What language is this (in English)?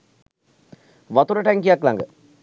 Sinhala